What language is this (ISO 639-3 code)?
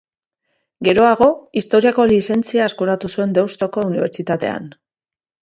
eus